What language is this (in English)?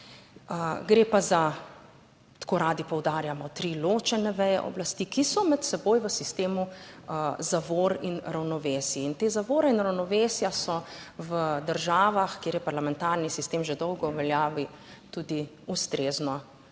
Slovenian